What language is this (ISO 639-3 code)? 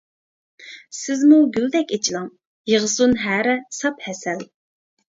uig